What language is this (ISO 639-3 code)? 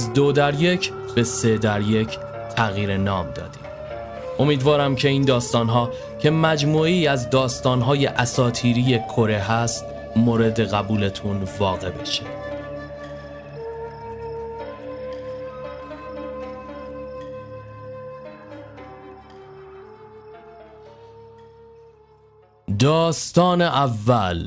fas